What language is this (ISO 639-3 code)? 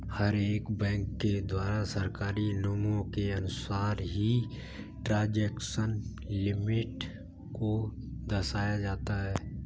hin